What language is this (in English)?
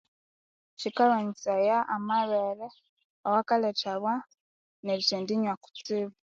Konzo